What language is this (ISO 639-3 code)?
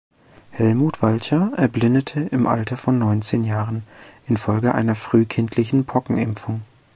deu